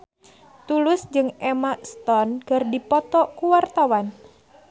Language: Sundanese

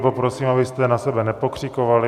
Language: Czech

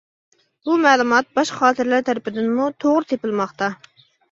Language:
Uyghur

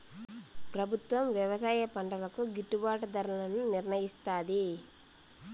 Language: Telugu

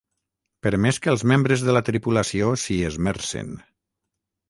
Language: Catalan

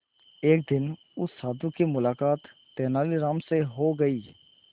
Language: Hindi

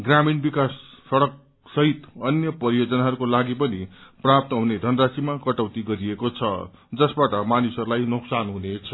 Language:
Nepali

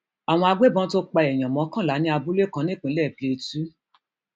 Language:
Yoruba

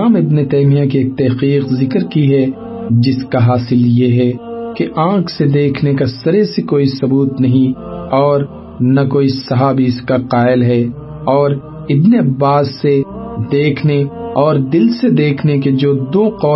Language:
Urdu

